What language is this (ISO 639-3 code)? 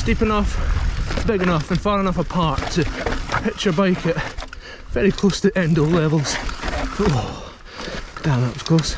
eng